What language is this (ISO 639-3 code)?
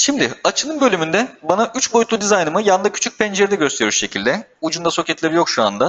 tur